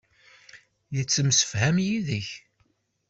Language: Kabyle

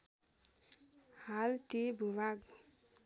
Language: Nepali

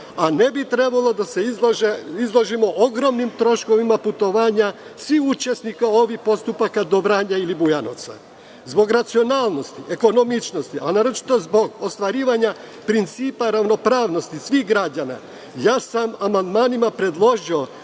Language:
Serbian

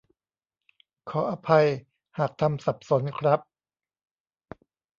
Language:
Thai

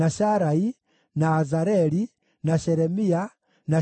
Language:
Kikuyu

